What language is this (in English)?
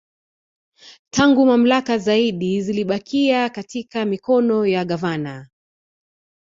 Swahili